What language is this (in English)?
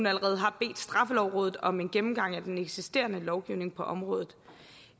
Danish